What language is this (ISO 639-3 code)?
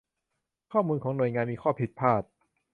tha